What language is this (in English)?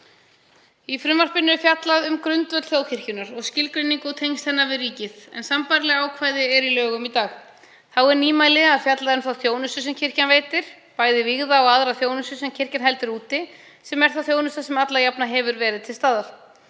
Icelandic